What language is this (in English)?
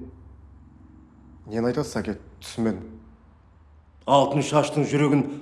Russian